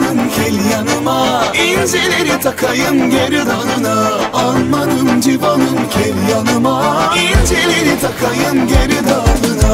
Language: Bulgarian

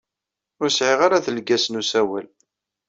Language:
Kabyle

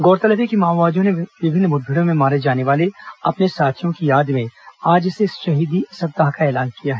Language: Hindi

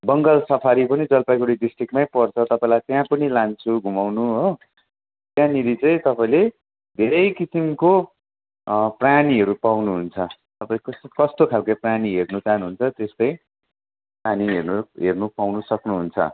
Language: Nepali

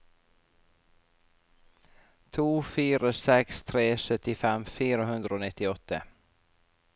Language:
Norwegian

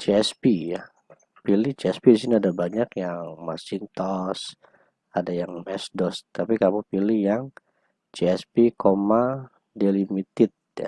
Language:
Indonesian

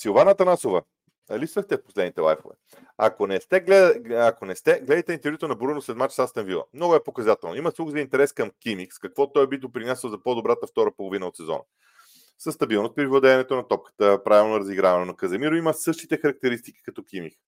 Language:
Bulgarian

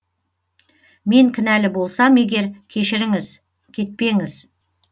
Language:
Kazakh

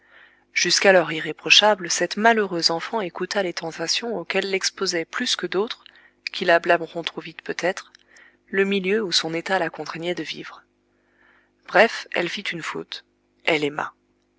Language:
French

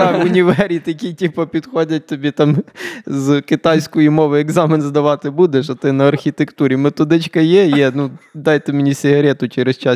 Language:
Ukrainian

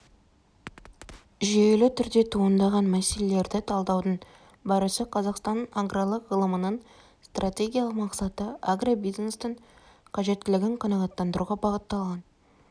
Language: Kazakh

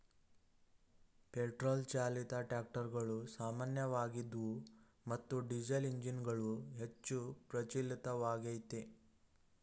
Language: Kannada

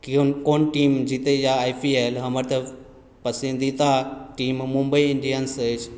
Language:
Maithili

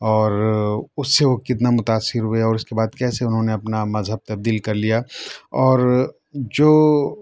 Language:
Urdu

